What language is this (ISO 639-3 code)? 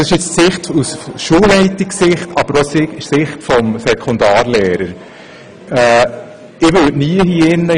gsw